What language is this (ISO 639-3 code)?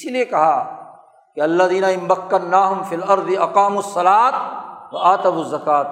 urd